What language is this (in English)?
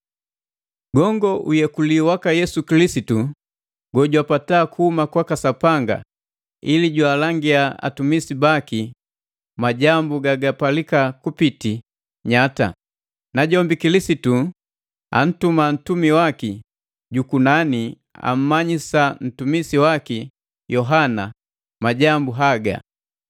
Matengo